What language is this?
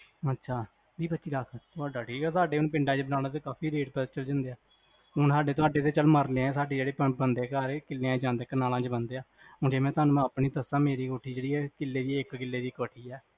Punjabi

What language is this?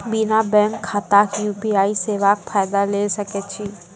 Maithili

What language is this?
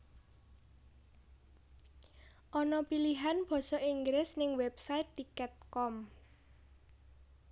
Javanese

